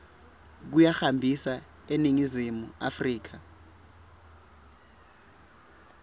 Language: Swati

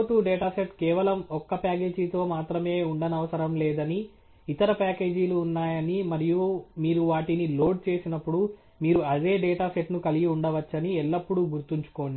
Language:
Telugu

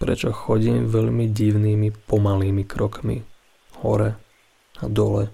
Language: Slovak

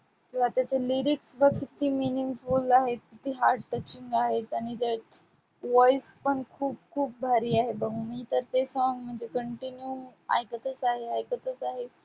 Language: Marathi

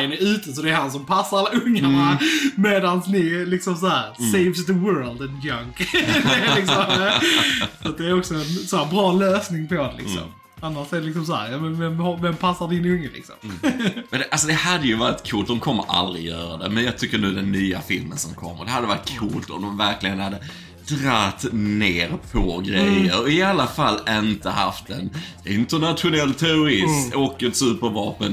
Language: Swedish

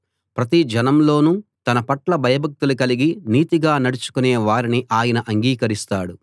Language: Telugu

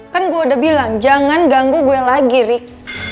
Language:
Indonesian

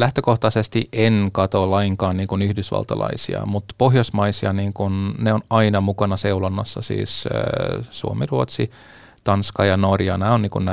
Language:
Finnish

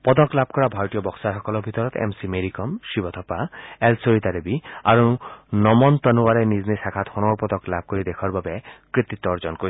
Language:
Assamese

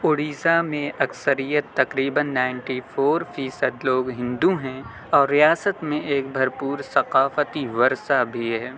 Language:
Urdu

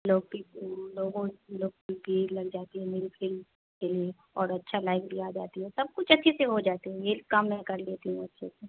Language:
Hindi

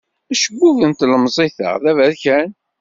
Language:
Kabyle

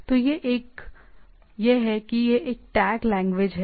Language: Hindi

